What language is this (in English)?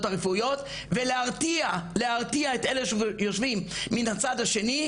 Hebrew